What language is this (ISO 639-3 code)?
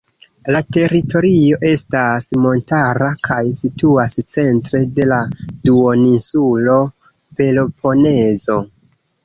epo